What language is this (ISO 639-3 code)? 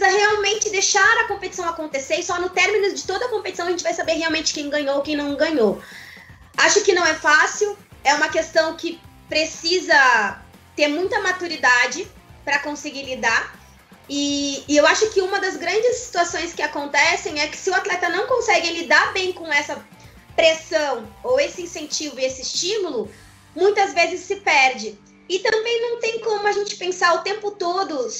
por